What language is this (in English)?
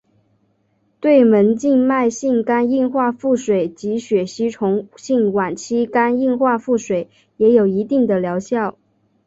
Chinese